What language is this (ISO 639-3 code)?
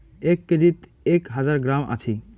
ben